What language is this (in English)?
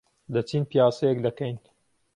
Central Kurdish